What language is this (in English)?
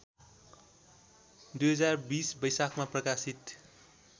Nepali